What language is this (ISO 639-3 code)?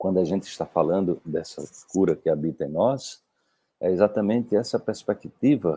por